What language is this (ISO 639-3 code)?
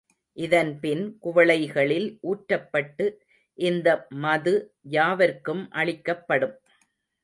tam